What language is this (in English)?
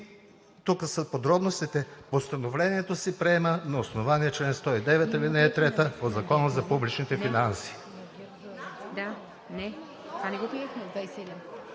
Bulgarian